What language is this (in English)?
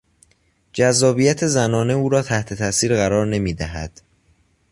Persian